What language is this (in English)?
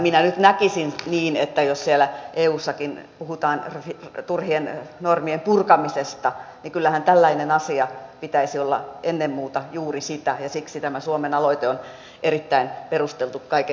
Finnish